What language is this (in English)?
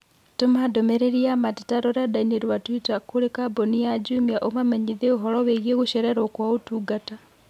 Kikuyu